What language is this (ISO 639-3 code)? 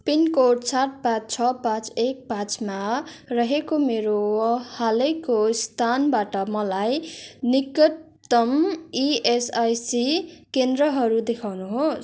nep